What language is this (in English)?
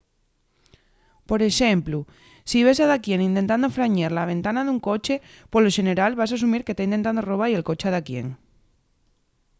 Asturian